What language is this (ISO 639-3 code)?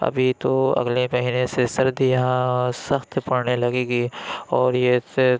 urd